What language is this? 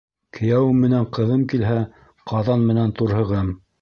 Bashkir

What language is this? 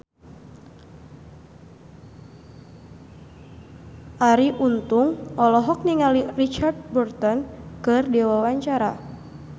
Sundanese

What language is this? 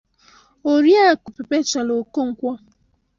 Igbo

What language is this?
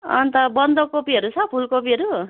Nepali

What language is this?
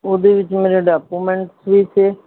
Punjabi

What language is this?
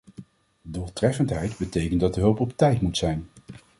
Dutch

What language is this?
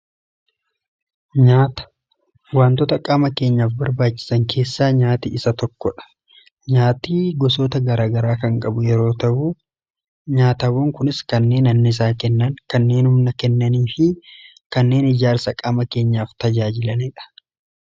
Oromo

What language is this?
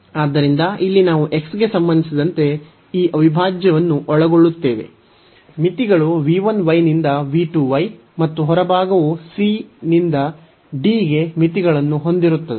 Kannada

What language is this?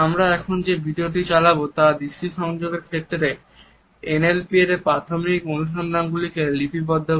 Bangla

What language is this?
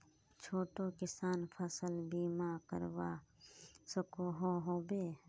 Magahi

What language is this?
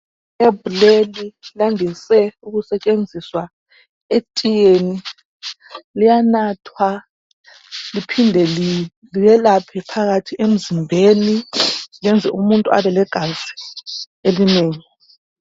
North Ndebele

